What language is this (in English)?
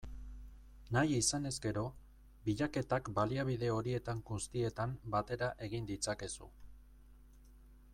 Basque